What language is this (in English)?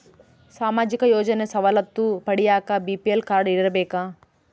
Kannada